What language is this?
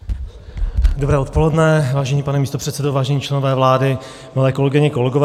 Czech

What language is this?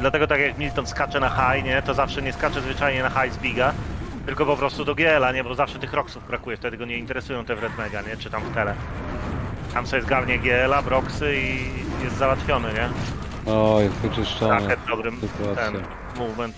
Polish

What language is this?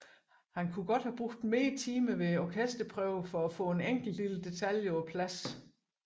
Danish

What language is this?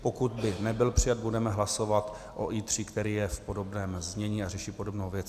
Czech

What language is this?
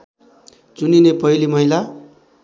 Nepali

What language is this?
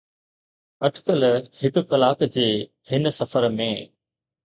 Sindhi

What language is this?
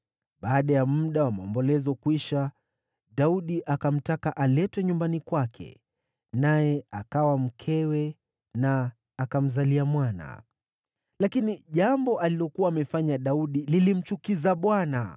Swahili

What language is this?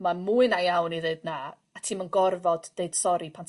Welsh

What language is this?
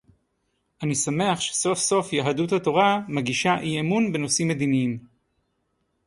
Hebrew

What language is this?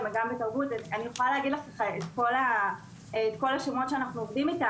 Hebrew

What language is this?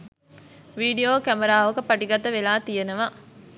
Sinhala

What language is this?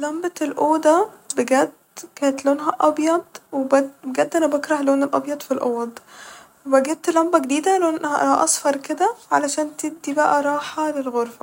Egyptian Arabic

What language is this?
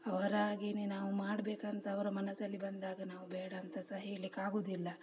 Kannada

